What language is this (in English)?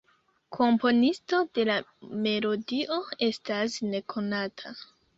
Esperanto